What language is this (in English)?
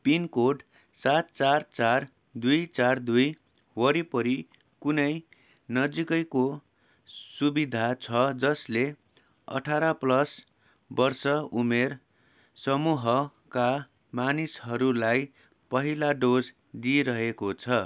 Nepali